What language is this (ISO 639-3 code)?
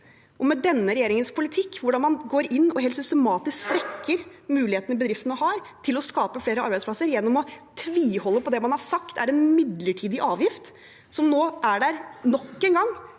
nor